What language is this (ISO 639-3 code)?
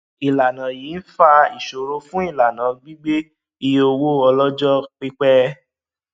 yor